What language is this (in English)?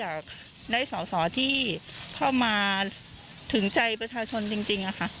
Thai